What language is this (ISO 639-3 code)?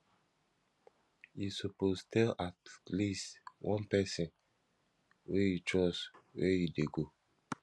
pcm